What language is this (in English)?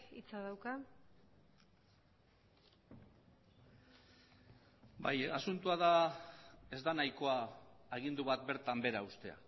Basque